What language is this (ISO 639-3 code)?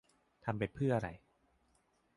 tha